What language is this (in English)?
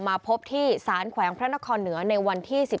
Thai